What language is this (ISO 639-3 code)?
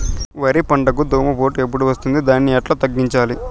tel